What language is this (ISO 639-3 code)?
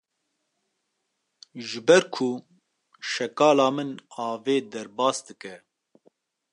kur